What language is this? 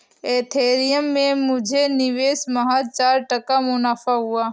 Hindi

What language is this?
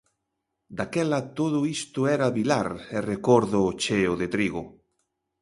Galician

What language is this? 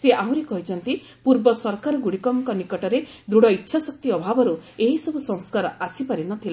Odia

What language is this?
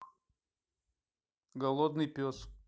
Russian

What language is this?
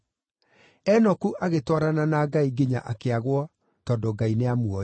Kikuyu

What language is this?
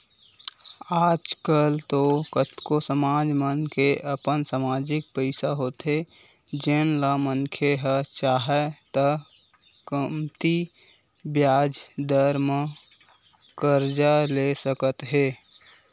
Chhattisgarhi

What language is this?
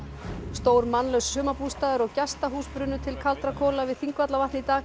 Icelandic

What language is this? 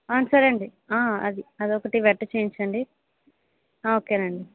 Telugu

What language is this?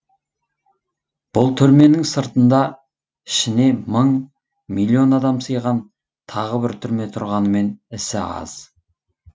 Kazakh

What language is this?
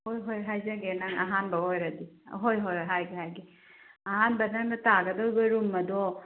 Manipuri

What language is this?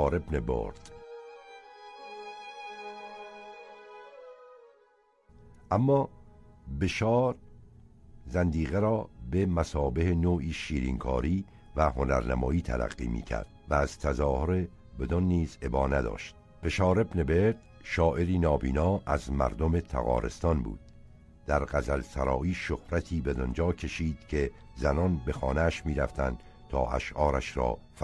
Persian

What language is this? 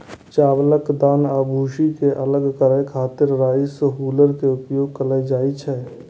Maithili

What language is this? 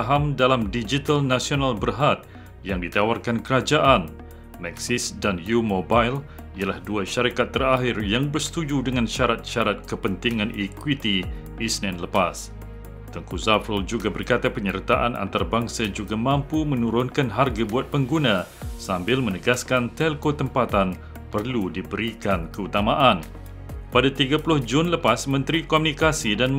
Malay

